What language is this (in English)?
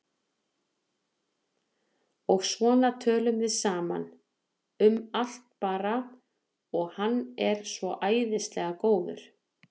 Icelandic